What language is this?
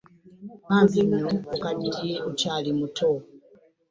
Ganda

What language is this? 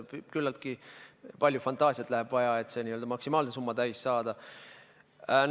Estonian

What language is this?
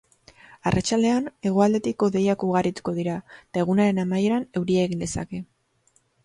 Basque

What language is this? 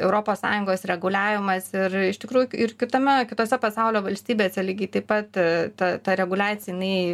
Lithuanian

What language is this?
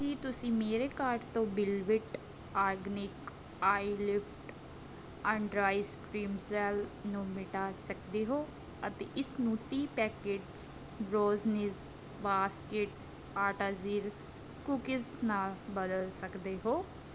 Punjabi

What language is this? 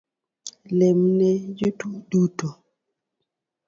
Luo (Kenya and Tanzania)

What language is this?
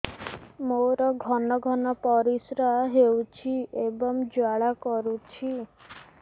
Odia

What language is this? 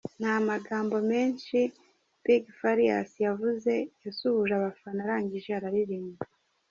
Kinyarwanda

